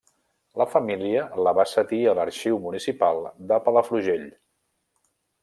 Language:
Catalan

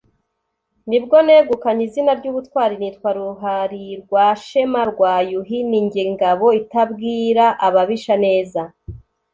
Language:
Kinyarwanda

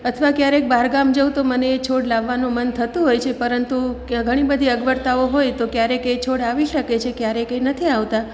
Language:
Gujarati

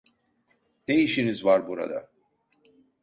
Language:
Turkish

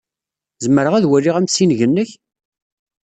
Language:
Kabyle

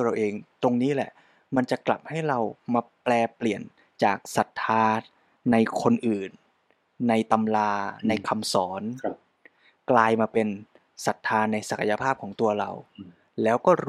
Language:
Thai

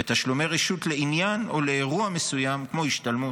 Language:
Hebrew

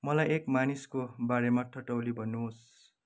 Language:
Nepali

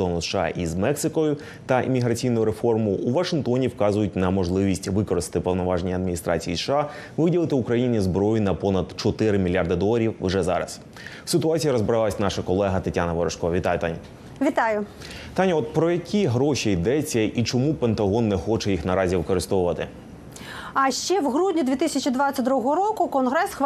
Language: Ukrainian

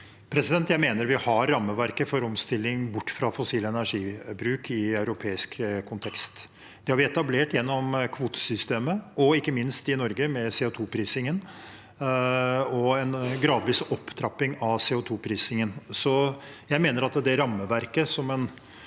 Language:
Norwegian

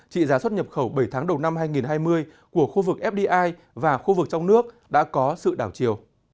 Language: Vietnamese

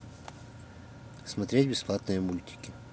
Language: Russian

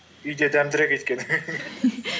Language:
Kazakh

